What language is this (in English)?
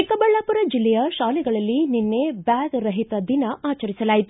Kannada